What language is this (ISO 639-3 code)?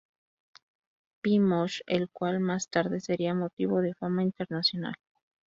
spa